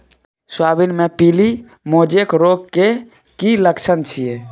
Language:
Maithili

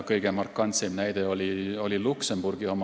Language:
Estonian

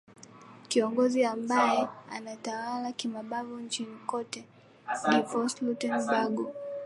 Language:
Swahili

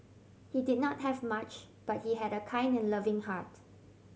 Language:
English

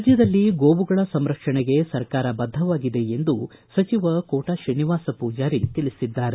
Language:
Kannada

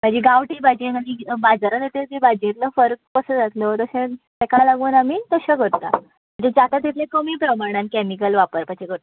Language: Konkani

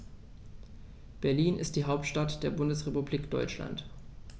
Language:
German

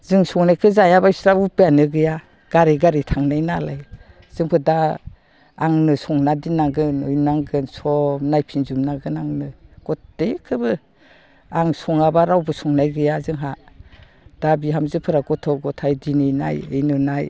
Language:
Bodo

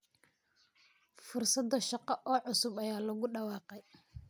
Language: Somali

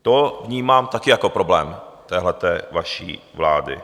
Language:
Czech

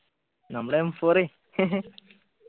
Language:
Malayalam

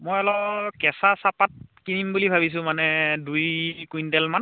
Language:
Assamese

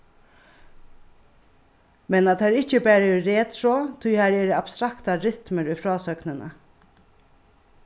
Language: Faroese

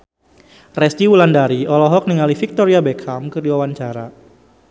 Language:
Sundanese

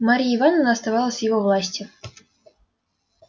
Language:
Russian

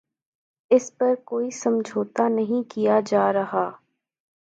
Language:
Urdu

